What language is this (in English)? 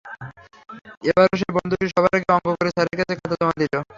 Bangla